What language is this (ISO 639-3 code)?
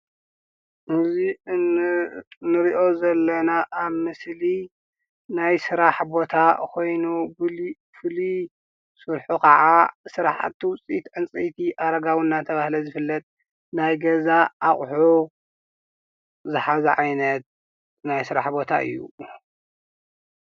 tir